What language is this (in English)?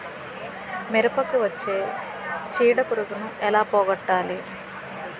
Telugu